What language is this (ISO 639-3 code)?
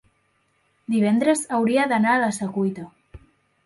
cat